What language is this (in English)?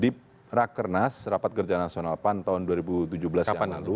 Indonesian